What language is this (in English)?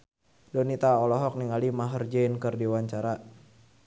Sundanese